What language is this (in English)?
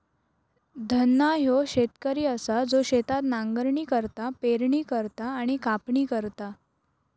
Marathi